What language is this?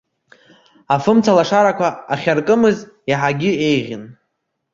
Abkhazian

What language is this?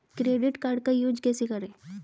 Hindi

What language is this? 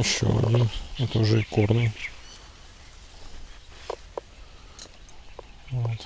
Russian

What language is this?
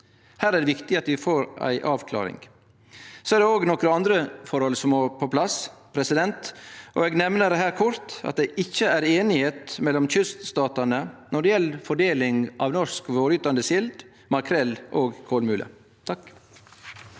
Norwegian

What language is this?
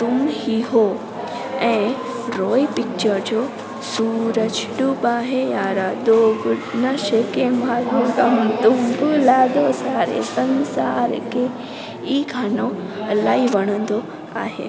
Sindhi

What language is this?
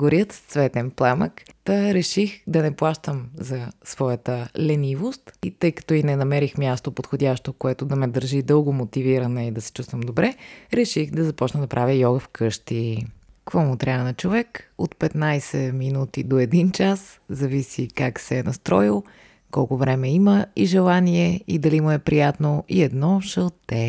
Bulgarian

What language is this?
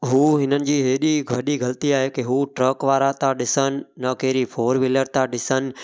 Sindhi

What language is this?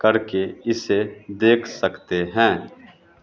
Hindi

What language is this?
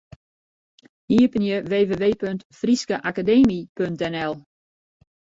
Western Frisian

